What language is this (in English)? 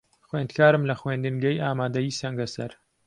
Central Kurdish